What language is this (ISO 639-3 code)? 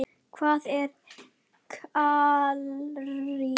isl